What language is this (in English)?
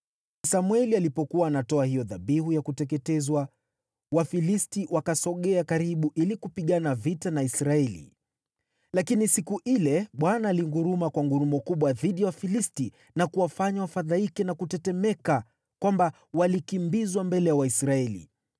Swahili